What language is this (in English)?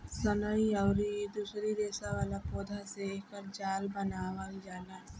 Bhojpuri